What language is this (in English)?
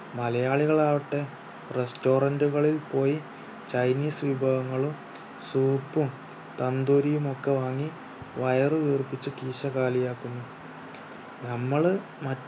Malayalam